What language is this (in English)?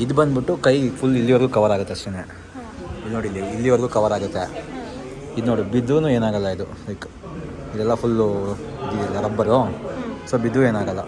Kannada